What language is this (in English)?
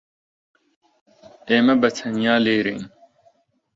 Central Kurdish